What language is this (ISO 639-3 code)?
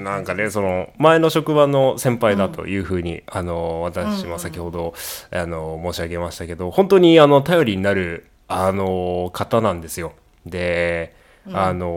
jpn